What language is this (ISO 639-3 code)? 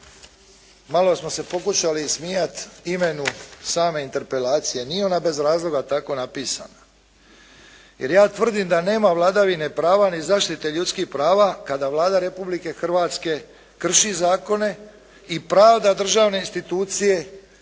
hrv